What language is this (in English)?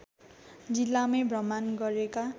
Nepali